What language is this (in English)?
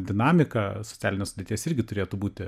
Lithuanian